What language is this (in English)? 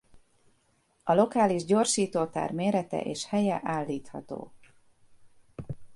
Hungarian